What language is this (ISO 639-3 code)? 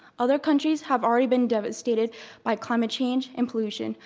eng